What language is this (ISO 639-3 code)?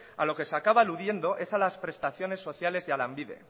spa